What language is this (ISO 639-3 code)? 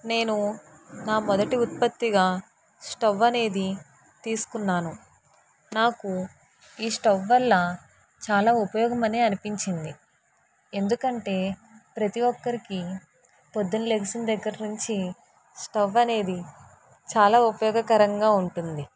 tel